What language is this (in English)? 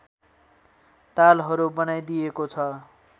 Nepali